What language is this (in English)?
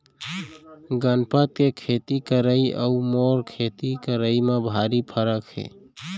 Chhattisgarhi